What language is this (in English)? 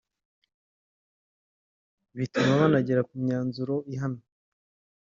Kinyarwanda